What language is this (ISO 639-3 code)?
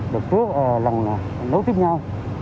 vie